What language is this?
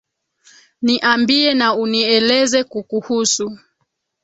Swahili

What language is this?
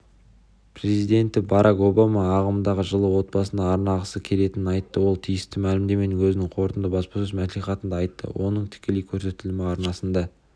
Kazakh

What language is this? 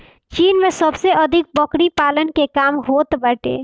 Bhojpuri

